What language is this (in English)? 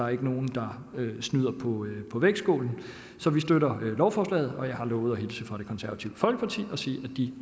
Danish